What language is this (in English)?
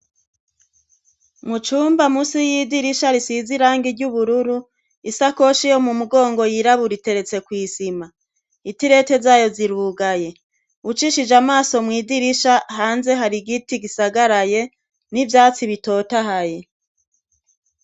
Rundi